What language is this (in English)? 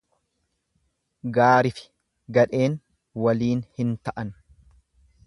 Oromo